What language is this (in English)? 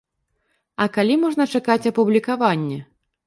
Belarusian